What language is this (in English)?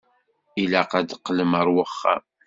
Kabyle